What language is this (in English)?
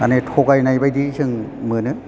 Bodo